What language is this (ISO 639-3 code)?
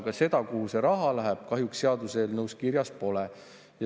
est